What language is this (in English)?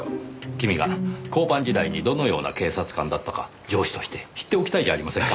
Japanese